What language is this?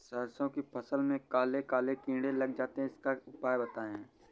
Hindi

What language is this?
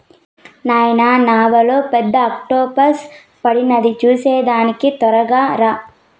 Telugu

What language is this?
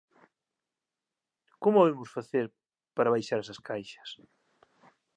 Galician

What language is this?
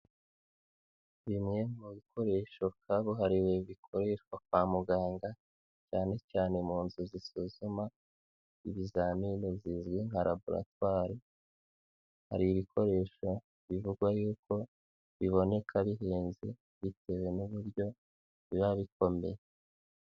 Kinyarwanda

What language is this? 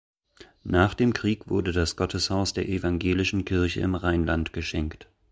German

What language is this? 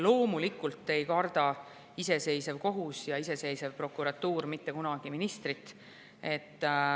Estonian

